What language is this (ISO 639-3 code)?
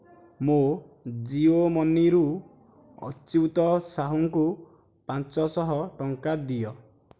ori